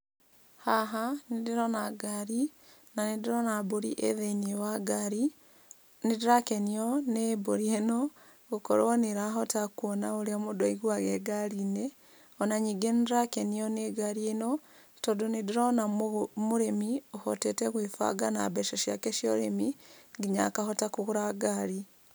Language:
Kikuyu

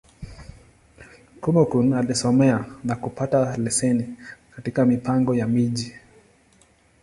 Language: Swahili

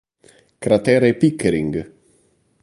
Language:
Italian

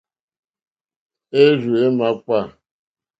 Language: Mokpwe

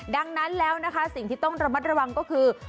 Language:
Thai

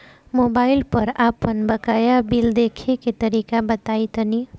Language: Bhojpuri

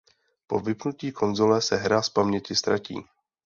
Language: Czech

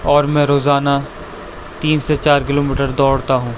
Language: Urdu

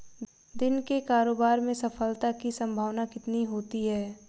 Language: Hindi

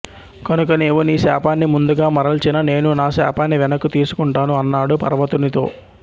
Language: Telugu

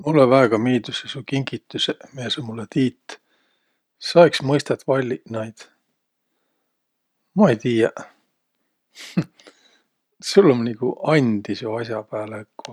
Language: Võro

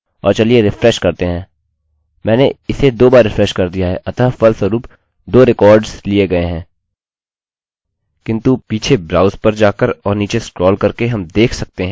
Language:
Hindi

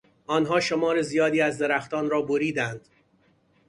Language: Persian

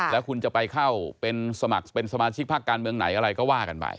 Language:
Thai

